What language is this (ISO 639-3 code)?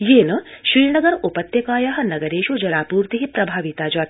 san